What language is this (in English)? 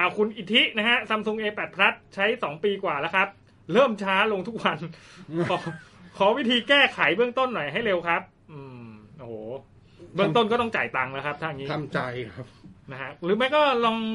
Thai